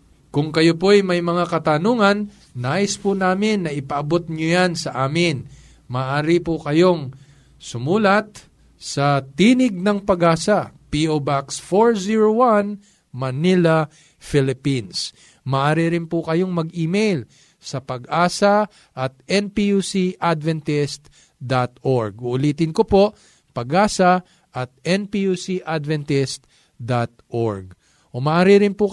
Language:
Filipino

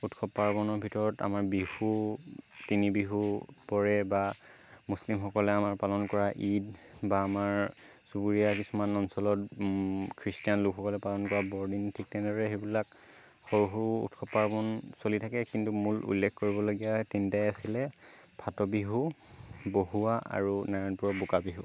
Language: Assamese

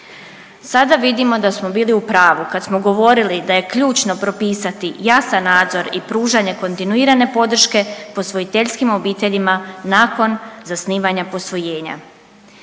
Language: Croatian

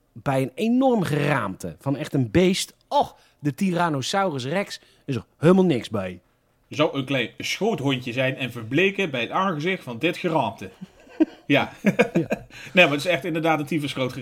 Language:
Dutch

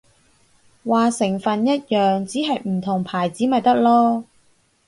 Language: Cantonese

